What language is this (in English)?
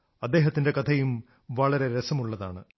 Malayalam